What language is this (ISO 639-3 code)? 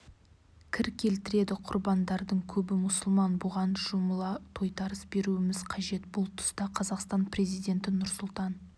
kaz